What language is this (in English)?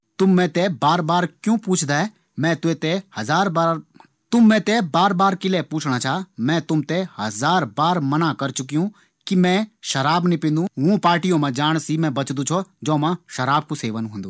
Garhwali